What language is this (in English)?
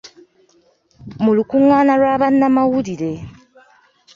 Ganda